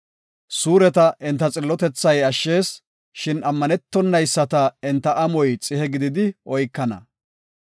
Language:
Gofa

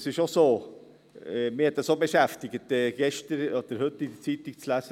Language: Swiss German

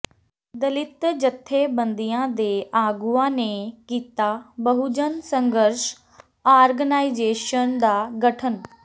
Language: Punjabi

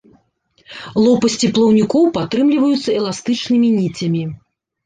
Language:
Belarusian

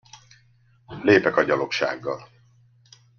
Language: Hungarian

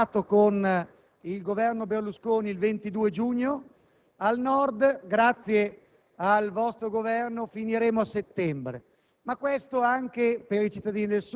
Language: Italian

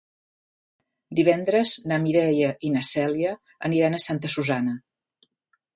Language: Catalan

